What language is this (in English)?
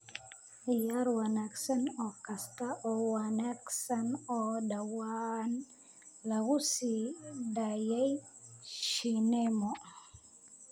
Somali